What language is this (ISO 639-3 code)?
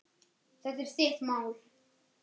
isl